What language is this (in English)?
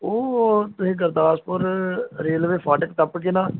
Punjabi